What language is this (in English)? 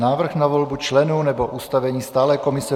Czech